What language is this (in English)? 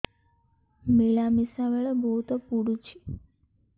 Odia